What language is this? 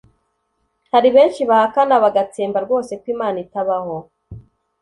Kinyarwanda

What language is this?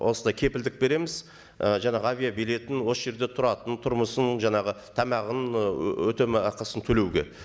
Kazakh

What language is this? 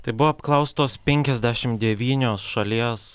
Lithuanian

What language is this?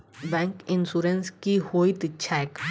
Maithili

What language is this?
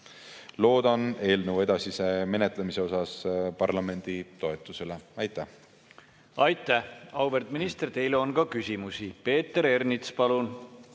Estonian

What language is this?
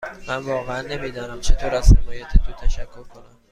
Persian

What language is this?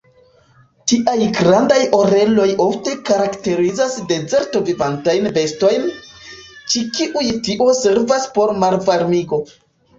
Esperanto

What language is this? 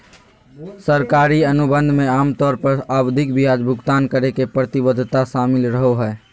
Magahi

